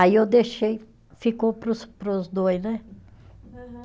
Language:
Portuguese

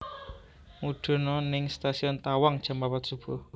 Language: Javanese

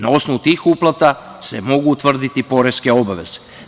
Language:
Serbian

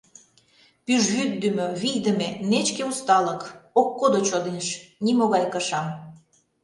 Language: Mari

